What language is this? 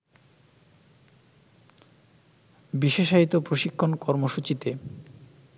Bangla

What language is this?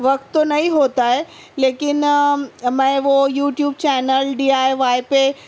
Urdu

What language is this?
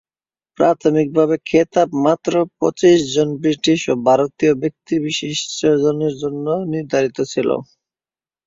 Bangla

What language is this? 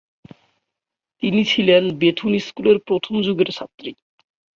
Bangla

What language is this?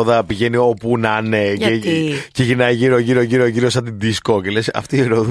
Greek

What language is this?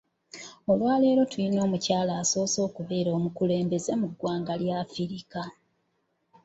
Ganda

